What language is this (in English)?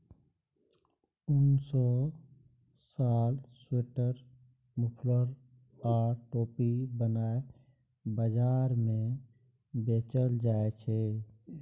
Maithili